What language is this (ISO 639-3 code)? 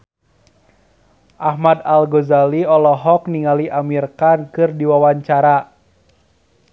sun